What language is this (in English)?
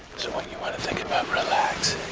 English